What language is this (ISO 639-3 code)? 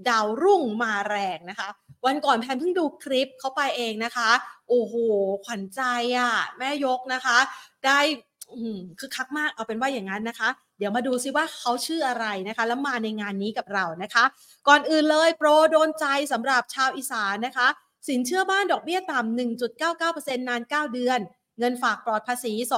tha